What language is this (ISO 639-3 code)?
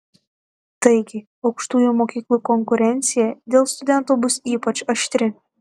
lit